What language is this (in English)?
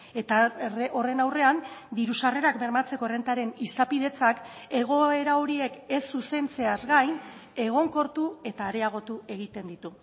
Basque